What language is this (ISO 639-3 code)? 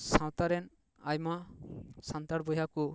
sat